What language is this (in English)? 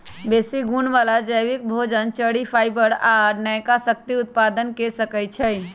Magahi